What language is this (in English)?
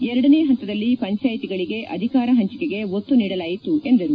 Kannada